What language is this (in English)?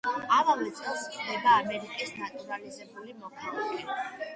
Georgian